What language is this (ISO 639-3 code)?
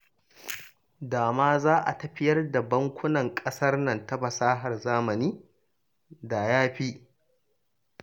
hau